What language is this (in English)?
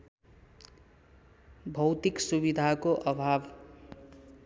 Nepali